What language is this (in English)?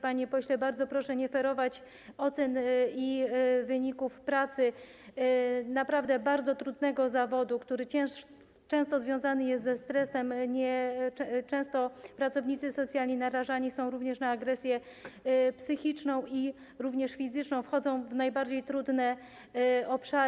Polish